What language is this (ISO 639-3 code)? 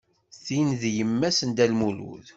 kab